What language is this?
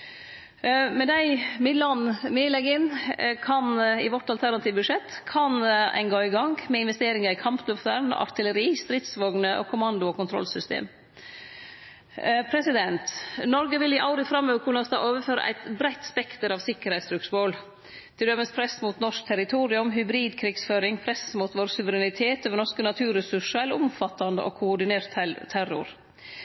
Norwegian Nynorsk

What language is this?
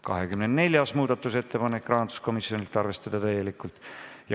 Estonian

